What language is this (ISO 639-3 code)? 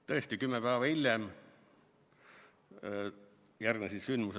est